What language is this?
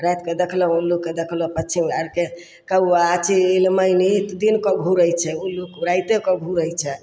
Maithili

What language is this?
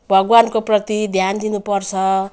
Nepali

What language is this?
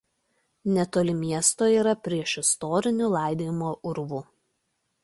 Lithuanian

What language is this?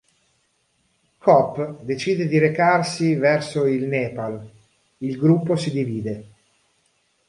Italian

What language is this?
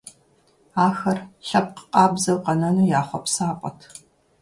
Kabardian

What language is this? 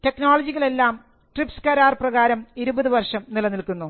Malayalam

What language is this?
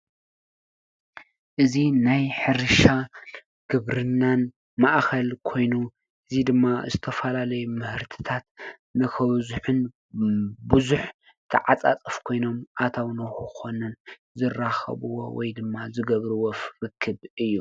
Tigrinya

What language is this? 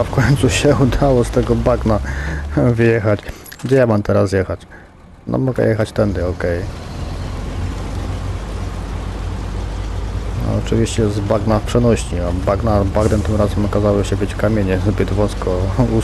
Polish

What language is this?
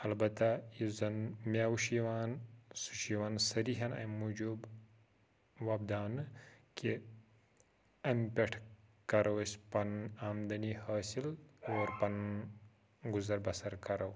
Kashmiri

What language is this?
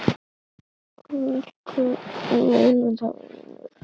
Icelandic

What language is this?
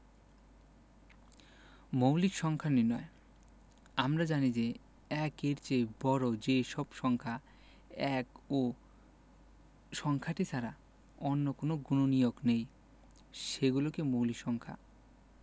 Bangla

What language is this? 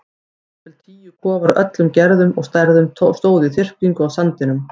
Icelandic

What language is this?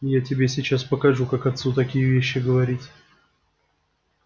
Russian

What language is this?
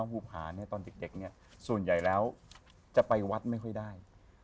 Thai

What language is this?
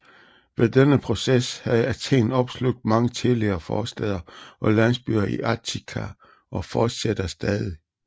Danish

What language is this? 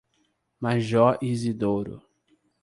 Portuguese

